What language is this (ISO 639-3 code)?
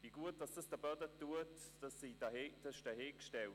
gsw